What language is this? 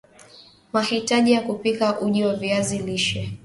Swahili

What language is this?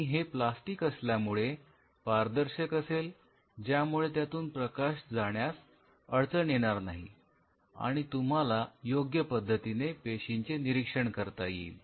Marathi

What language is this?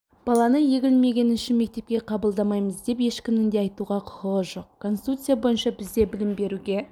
Kazakh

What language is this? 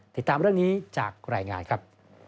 Thai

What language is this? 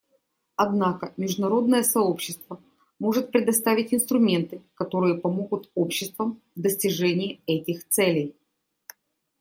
Russian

